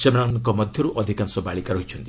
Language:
Odia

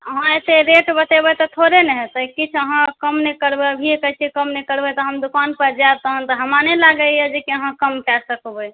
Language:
Maithili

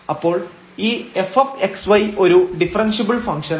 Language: Malayalam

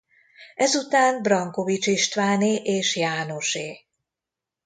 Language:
Hungarian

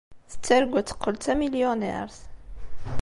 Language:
Kabyle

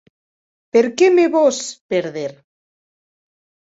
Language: Occitan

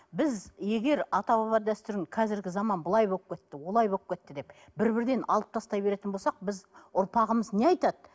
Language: Kazakh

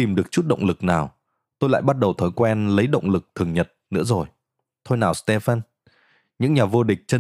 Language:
Vietnamese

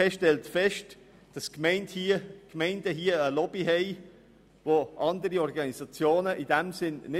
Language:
Swiss German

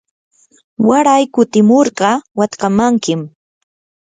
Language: Yanahuanca Pasco Quechua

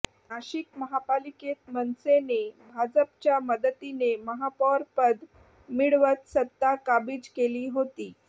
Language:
Marathi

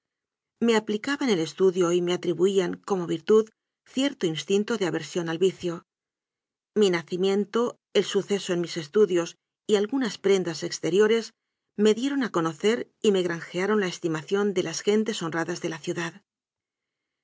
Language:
Spanish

